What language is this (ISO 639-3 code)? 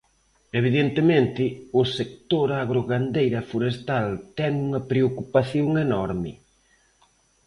glg